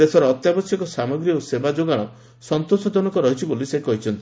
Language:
Odia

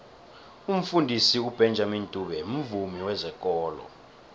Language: South Ndebele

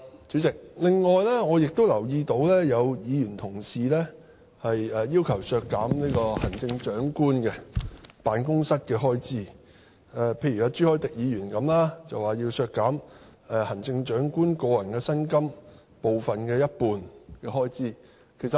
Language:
Cantonese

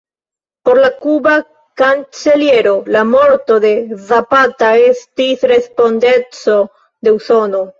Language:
Esperanto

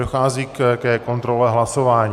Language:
Czech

